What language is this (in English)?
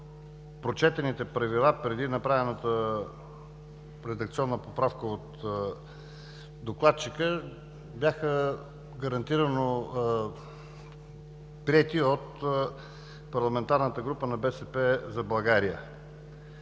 Bulgarian